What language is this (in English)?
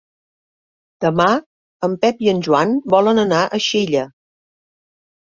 Catalan